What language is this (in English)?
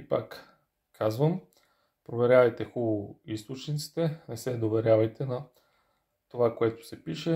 Bulgarian